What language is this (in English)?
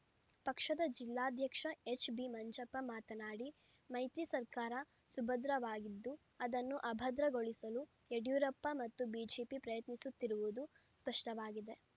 Kannada